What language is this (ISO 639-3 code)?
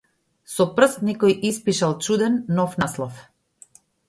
mkd